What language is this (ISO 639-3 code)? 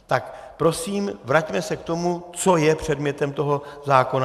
ces